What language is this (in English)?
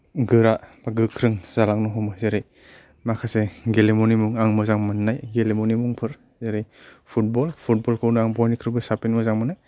Bodo